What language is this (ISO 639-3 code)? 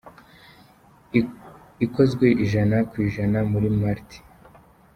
kin